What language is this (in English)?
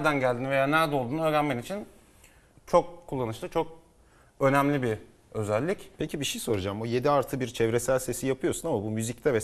Turkish